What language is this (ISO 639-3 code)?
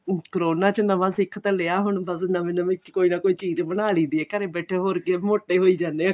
pan